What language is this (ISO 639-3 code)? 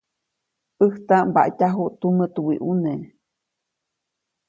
zoc